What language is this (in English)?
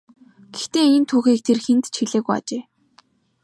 Mongolian